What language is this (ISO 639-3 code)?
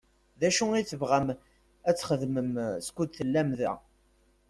kab